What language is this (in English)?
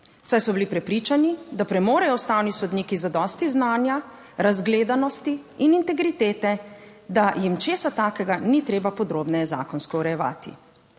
Slovenian